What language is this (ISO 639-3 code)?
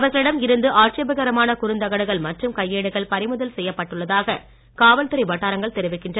tam